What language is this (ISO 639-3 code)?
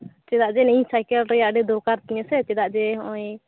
sat